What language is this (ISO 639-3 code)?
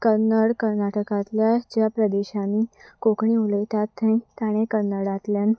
kok